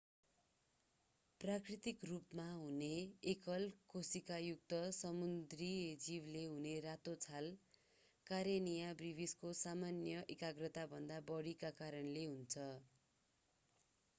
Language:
Nepali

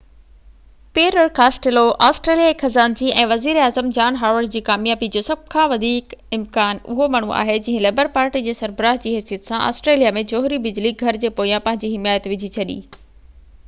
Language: Sindhi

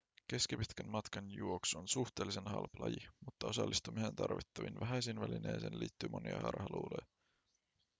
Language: Finnish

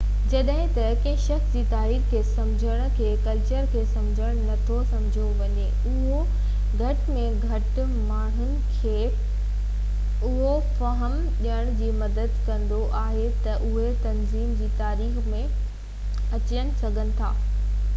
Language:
Sindhi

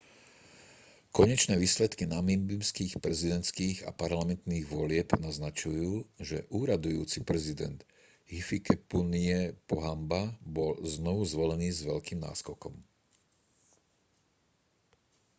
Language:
Slovak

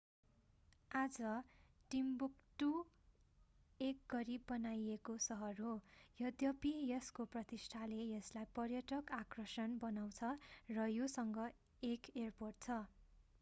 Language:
Nepali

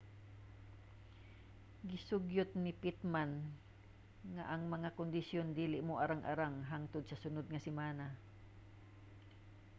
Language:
Cebuano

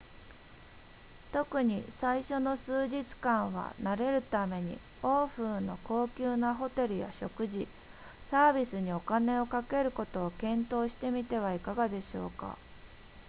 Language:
Japanese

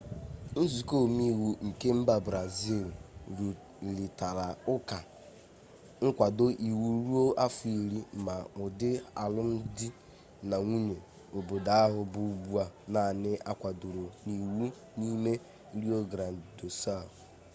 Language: Igbo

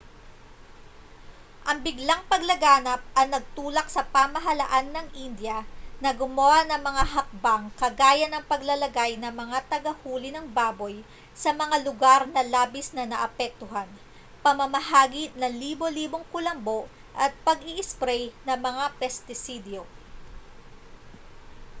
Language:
Filipino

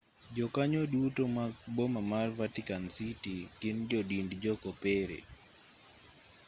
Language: Luo (Kenya and Tanzania)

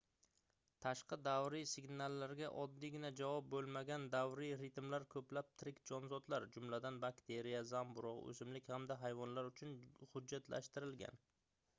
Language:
Uzbek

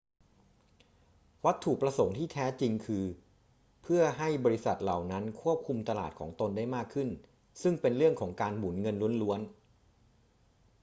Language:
Thai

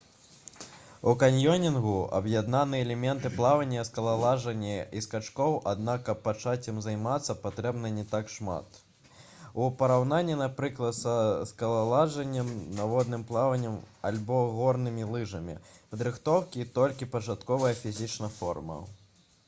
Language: Belarusian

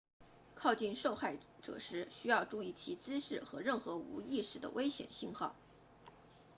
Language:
Chinese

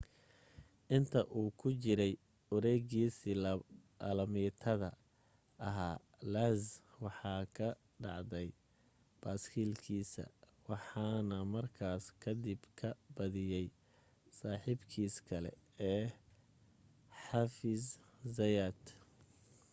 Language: Somali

